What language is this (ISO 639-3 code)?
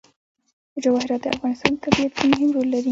pus